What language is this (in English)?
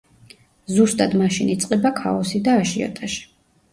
Georgian